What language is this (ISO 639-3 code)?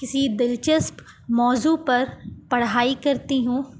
urd